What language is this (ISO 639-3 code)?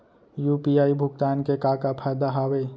hne